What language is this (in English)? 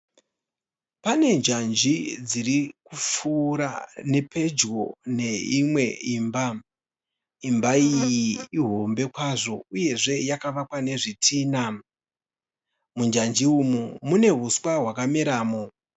Shona